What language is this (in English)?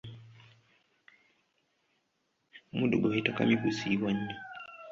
Ganda